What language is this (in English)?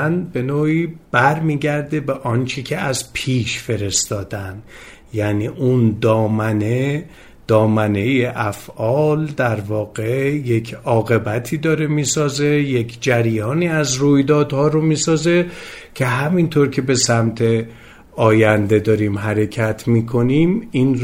Persian